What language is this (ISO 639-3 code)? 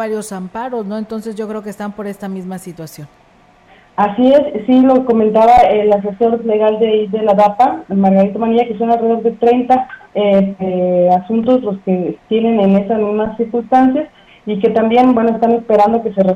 spa